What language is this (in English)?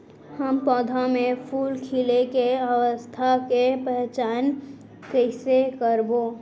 Chhattisgarhi